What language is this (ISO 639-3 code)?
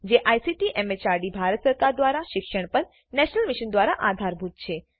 guj